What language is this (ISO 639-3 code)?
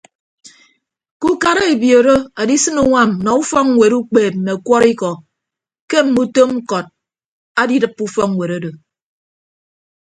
ibb